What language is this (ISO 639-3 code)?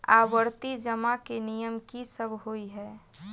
mai